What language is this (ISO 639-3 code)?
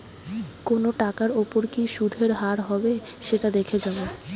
ben